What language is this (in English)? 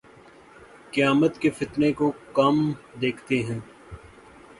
Urdu